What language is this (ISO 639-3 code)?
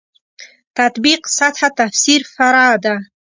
pus